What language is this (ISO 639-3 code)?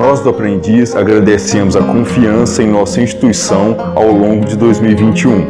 por